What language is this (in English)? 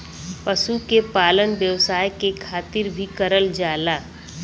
Bhojpuri